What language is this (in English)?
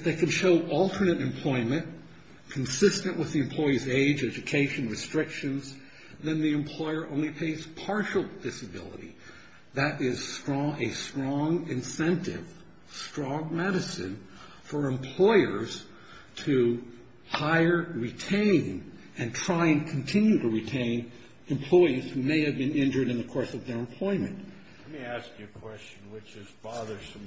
English